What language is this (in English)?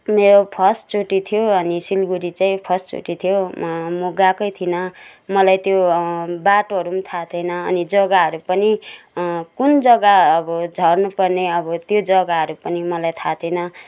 Nepali